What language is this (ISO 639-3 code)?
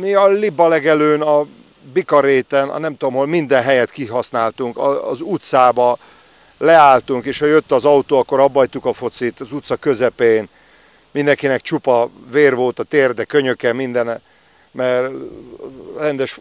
hun